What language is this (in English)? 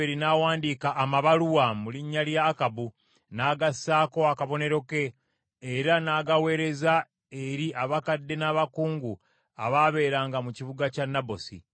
Ganda